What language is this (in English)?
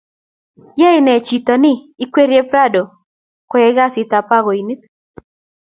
Kalenjin